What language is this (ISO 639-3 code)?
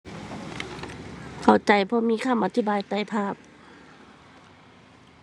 tha